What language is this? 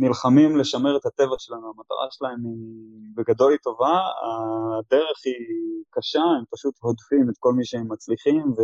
Hebrew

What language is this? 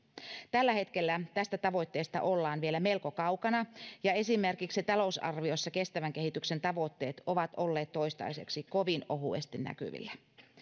Finnish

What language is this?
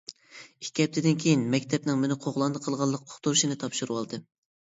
Uyghur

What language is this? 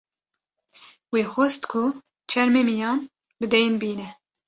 Kurdish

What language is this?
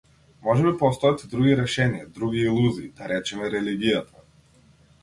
Macedonian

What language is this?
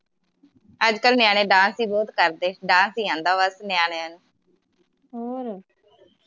Punjabi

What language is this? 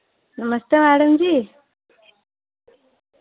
Dogri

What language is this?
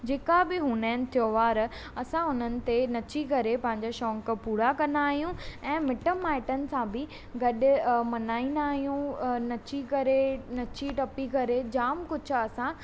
Sindhi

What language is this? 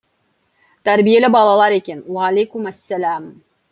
Kazakh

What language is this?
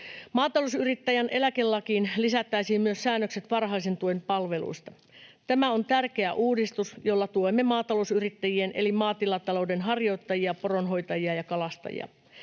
Finnish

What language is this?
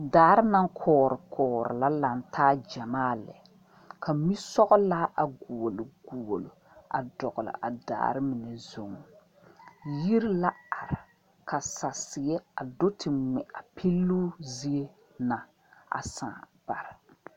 Southern Dagaare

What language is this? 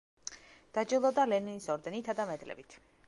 Georgian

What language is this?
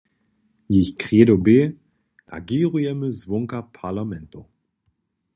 Upper Sorbian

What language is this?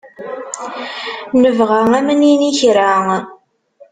Kabyle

